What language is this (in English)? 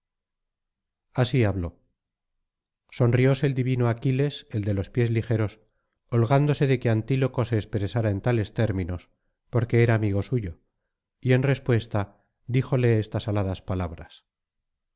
Spanish